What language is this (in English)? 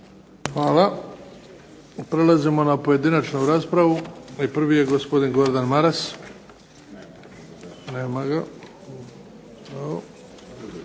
Croatian